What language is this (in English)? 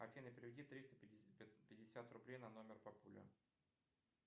Russian